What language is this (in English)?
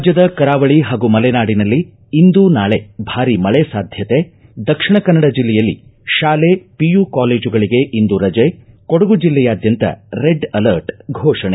Kannada